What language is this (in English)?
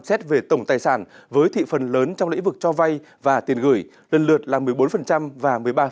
Vietnamese